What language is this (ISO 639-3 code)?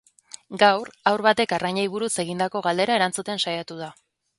eus